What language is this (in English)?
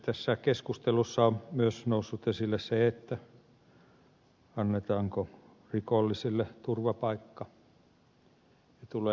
Finnish